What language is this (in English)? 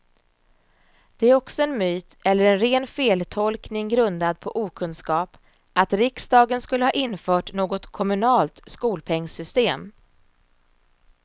Swedish